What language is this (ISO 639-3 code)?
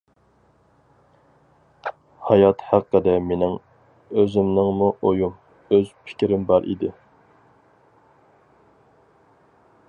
uig